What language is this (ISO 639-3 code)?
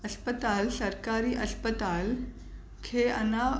snd